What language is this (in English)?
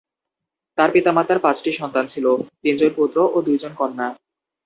Bangla